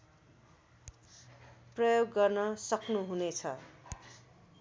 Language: Nepali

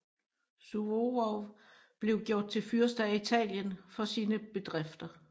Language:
Danish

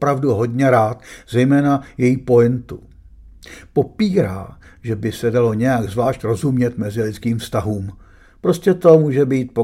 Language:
Czech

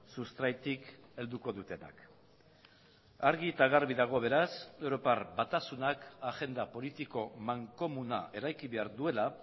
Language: Basque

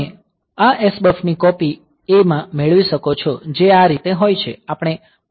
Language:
Gujarati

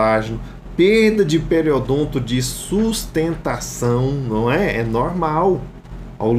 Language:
Portuguese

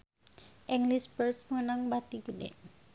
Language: Sundanese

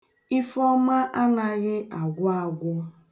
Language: Igbo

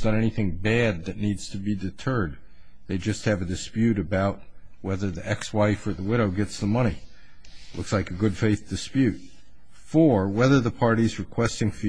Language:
English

